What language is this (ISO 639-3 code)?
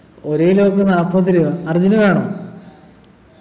mal